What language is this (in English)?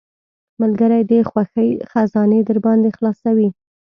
Pashto